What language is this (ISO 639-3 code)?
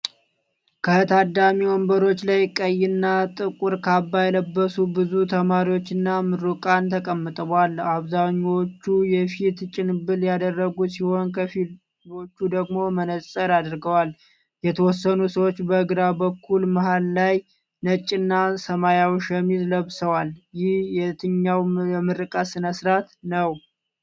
amh